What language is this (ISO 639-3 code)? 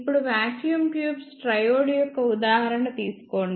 tel